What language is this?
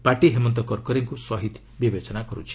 Odia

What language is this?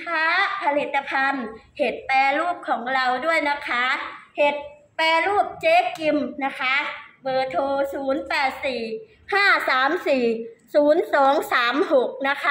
Thai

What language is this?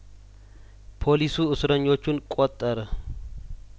Amharic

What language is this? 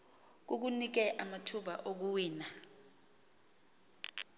Xhosa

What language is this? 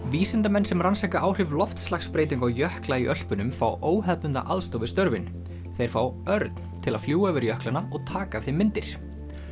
Icelandic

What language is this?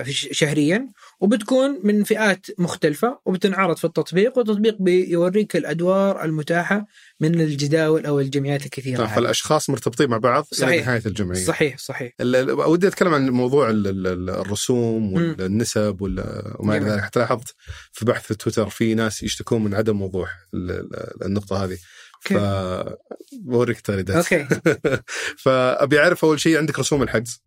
Arabic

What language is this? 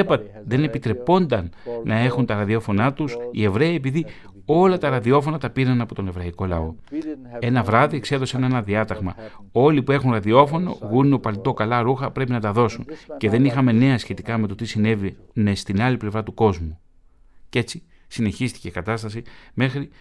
Greek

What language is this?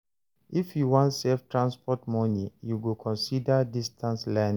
Nigerian Pidgin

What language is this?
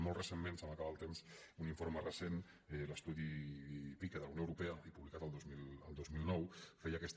Catalan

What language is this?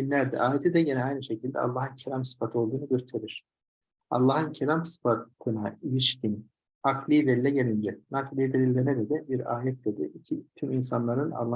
Turkish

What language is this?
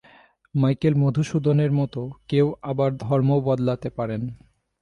Bangla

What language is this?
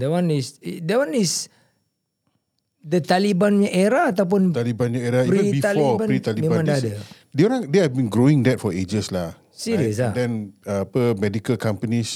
Malay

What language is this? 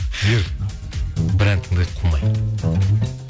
Kazakh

